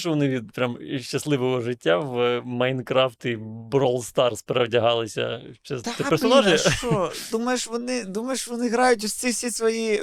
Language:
Ukrainian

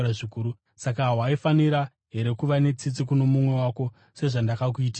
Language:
Shona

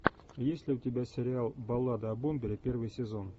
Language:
Russian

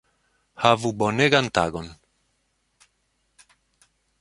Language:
Esperanto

